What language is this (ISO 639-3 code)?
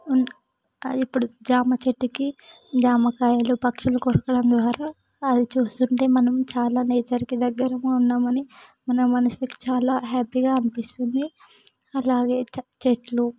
tel